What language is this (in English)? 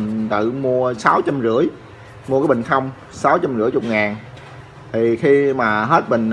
Vietnamese